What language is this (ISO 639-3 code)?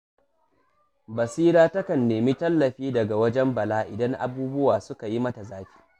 hau